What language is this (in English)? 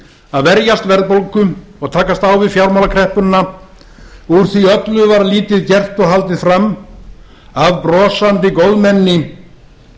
Icelandic